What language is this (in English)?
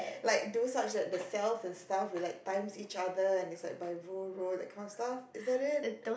English